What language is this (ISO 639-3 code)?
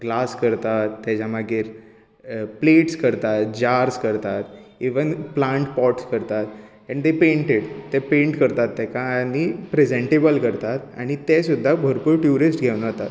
kok